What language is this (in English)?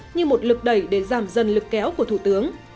Vietnamese